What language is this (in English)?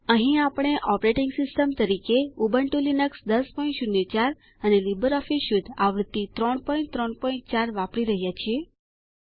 Gujarati